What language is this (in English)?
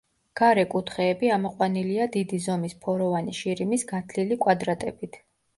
Georgian